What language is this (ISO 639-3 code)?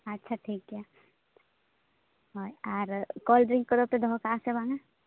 sat